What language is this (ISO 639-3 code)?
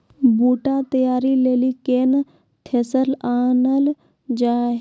mai